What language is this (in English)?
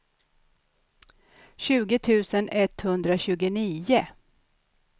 Swedish